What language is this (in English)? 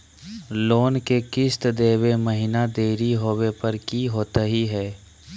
Magahi